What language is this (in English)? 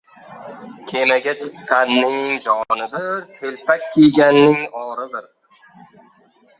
Uzbek